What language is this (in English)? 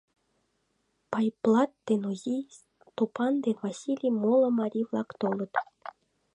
Mari